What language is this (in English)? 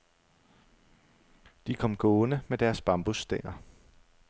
Danish